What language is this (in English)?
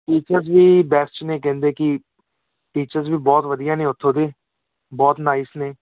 Punjabi